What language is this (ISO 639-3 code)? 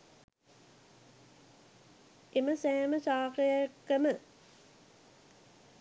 sin